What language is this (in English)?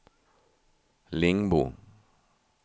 Swedish